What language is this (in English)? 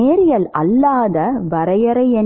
Tamil